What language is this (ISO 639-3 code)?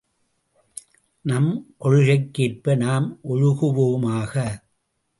tam